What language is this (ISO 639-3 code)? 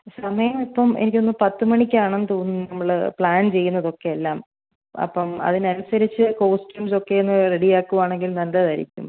mal